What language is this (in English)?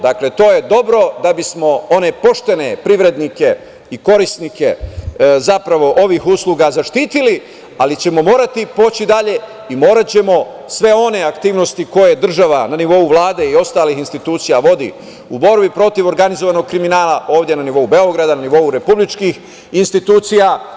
Serbian